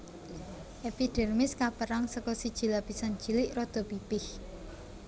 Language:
Javanese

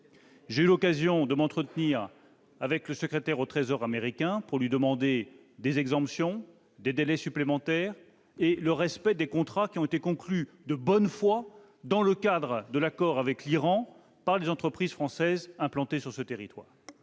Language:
French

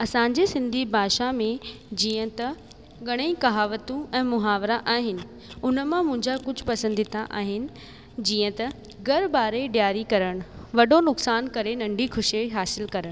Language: Sindhi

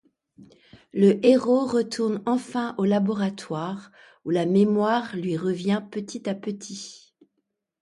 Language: French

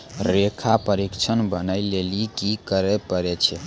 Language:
Maithili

